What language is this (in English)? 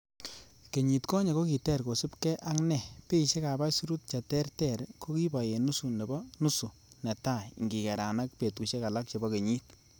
Kalenjin